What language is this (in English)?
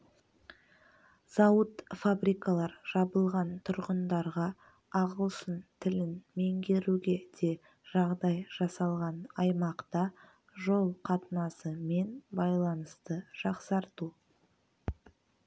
Kazakh